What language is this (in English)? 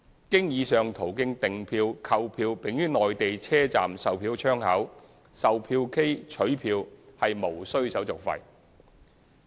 Cantonese